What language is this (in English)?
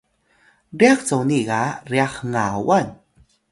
Atayal